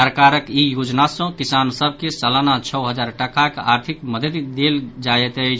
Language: Maithili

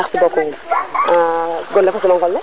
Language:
Serer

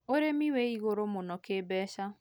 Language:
Kikuyu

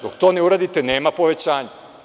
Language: Serbian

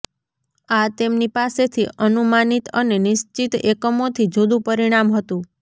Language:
Gujarati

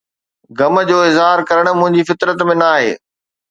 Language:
Sindhi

